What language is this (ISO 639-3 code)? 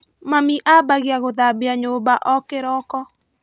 kik